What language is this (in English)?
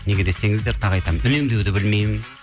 Kazakh